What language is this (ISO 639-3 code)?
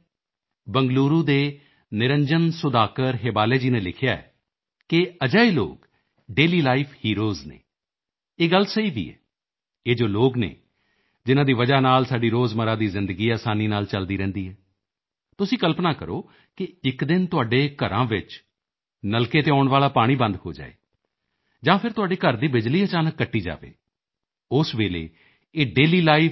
pan